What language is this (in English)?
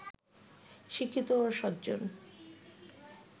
Bangla